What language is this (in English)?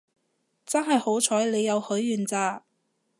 Cantonese